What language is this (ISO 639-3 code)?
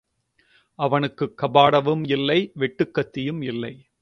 tam